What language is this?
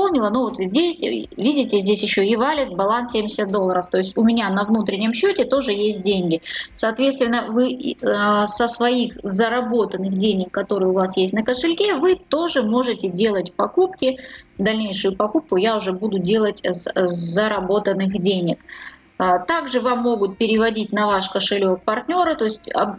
Russian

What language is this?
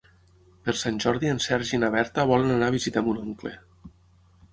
Catalan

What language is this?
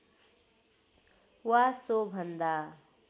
Nepali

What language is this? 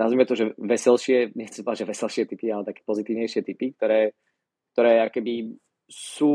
Slovak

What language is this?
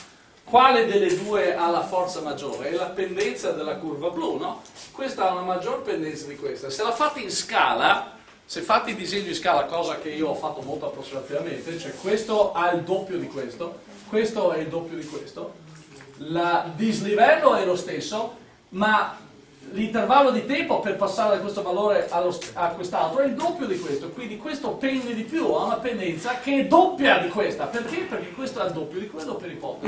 Italian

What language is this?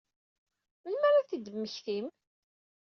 Kabyle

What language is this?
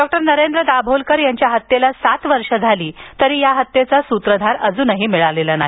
Marathi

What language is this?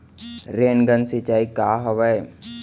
Chhattisgarhi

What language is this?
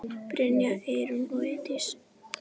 Icelandic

